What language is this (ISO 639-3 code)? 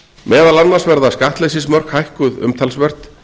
isl